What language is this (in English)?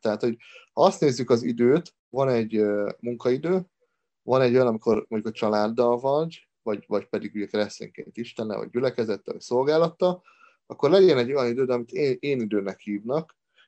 Hungarian